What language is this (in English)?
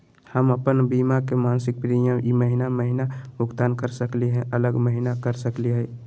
Magahi